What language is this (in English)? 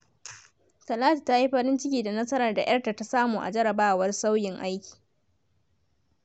Hausa